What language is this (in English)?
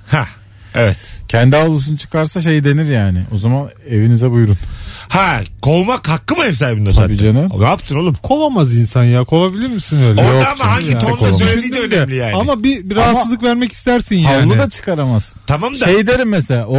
Turkish